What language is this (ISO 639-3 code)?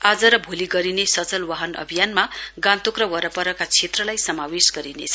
nep